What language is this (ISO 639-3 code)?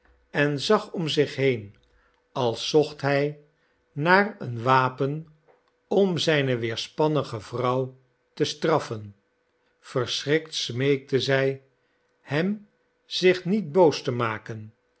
nld